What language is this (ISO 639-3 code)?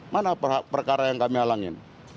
ind